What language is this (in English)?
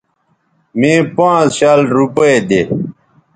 Bateri